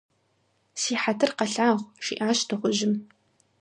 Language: Kabardian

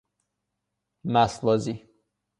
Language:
Persian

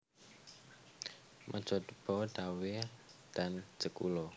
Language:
Javanese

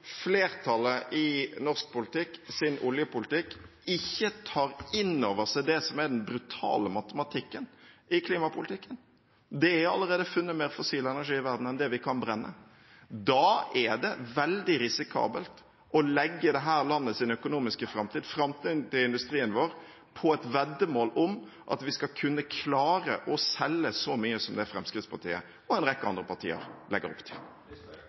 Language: Norwegian Bokmål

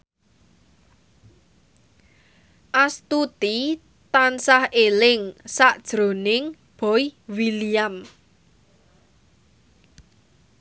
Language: Javanese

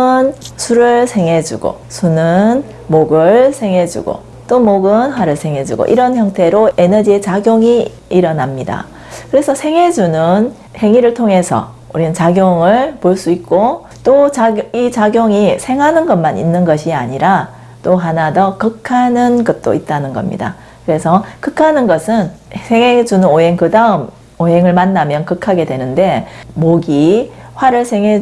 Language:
Korean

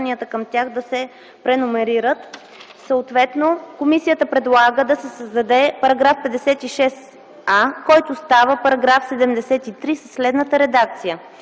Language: Bulgarian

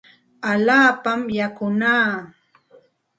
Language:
Santa Ana de Tusi Pasco Quechua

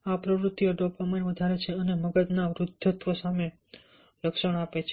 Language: Gujarati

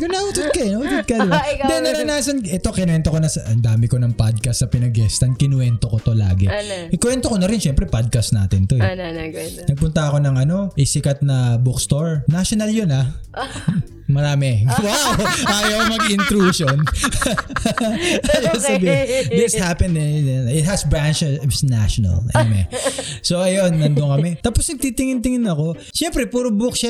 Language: Filipino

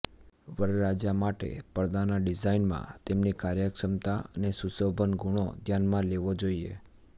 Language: Gujarati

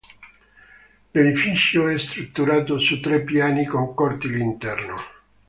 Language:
Italian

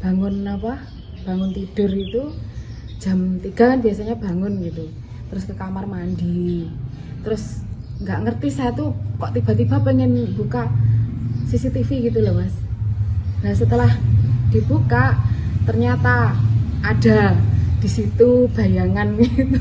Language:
Indonesian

